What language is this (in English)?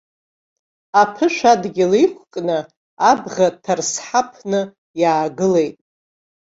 Abkhazian